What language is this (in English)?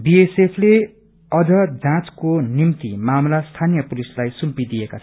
Nepali